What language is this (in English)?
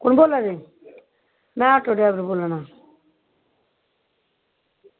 Dogri